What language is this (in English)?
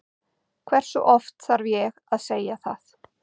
Icelandic